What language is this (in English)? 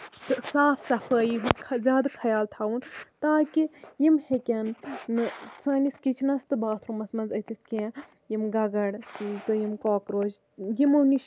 Kashmiri